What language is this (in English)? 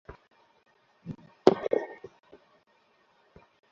Bangla